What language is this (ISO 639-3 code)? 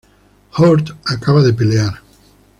spa